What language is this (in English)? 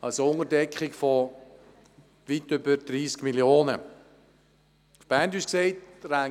Swiss German